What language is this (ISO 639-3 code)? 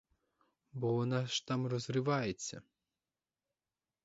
ukr